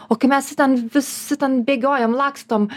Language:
Lithuanian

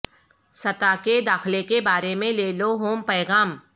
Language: Urdu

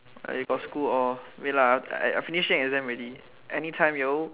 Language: English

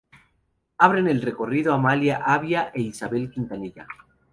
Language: Spanish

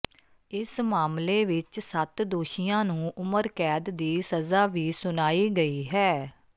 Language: Punjabi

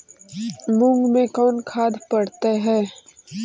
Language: Magahi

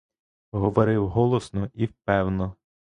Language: Ukrainian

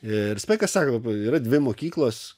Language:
Lithuanian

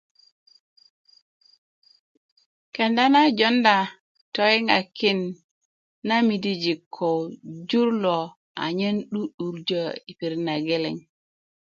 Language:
Kuku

